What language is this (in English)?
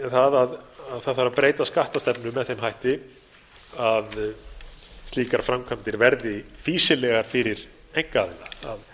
Icelandic